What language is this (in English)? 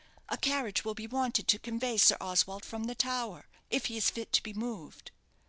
English